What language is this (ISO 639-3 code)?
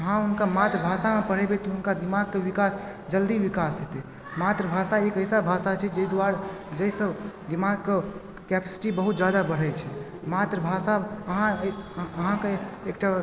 mai